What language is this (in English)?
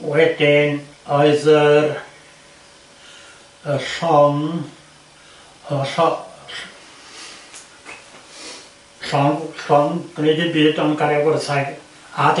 Welsh